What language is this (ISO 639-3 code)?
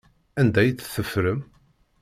kab